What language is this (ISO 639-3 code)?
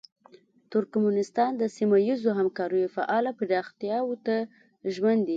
pus